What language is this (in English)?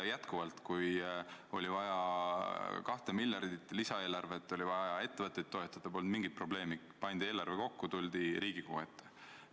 Estonian